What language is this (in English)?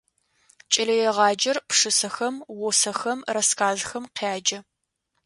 Adyghe